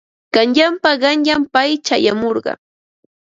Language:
Ambo-Pasco Quechua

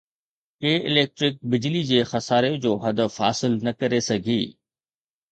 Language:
Sindhi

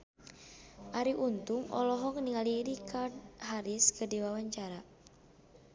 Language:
Sundanese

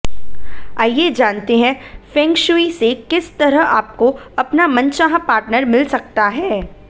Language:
Hindi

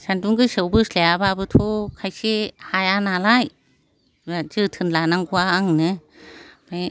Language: Bodo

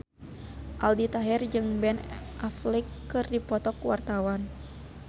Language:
Sundanese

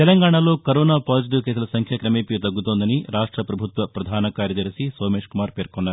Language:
Telugu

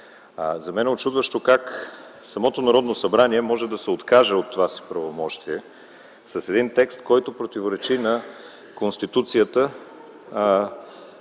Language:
Bulgarian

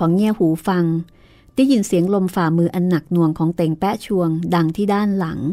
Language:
Thai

